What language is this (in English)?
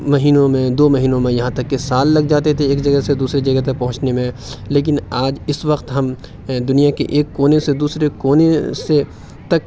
Urdu